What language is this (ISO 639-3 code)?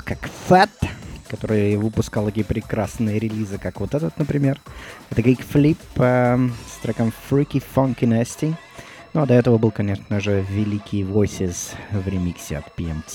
rus